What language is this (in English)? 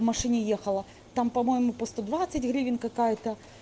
Russian